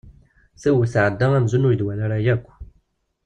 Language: Kabyle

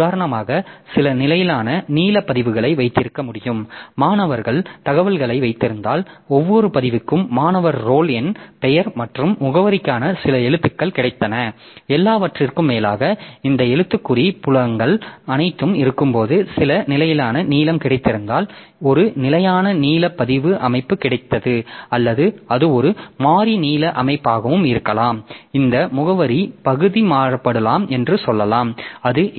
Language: Tamil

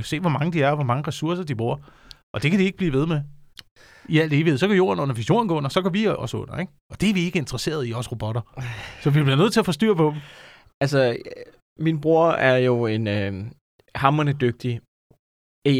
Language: Danish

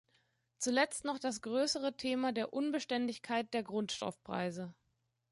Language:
German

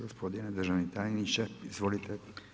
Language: Croatian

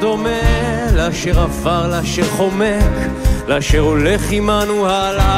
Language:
Hebrew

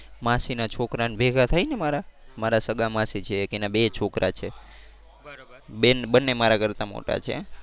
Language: Gujarati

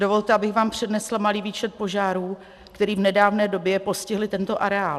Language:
Czech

